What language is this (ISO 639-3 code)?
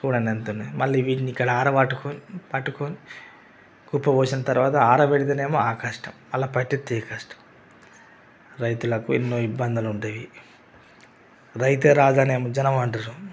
tel